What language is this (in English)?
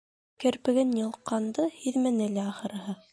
Bashkir